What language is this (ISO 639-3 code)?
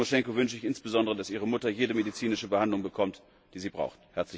deu